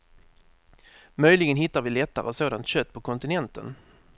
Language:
Swedish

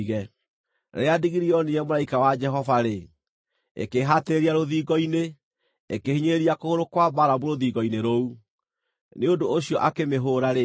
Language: Kikuyu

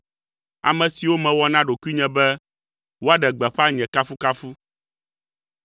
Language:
Ewe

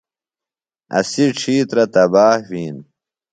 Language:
Phalura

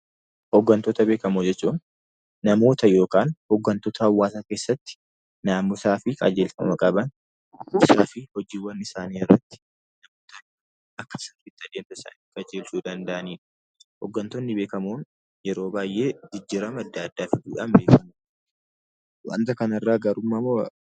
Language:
Oromo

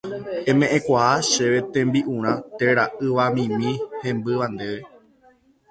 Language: Guarani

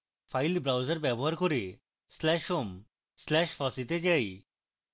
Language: Bangla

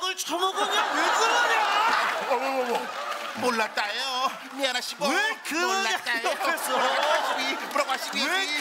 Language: Korean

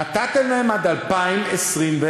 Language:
Hebrew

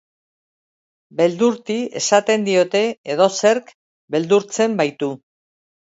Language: Basque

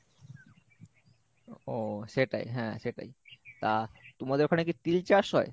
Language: Bangla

